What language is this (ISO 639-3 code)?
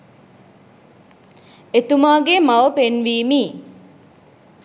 sin